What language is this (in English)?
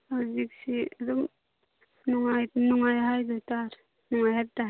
Manipuri